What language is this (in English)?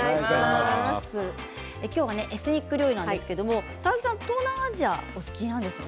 Japanese